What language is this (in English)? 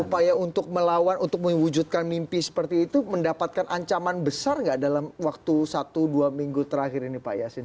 Indonesian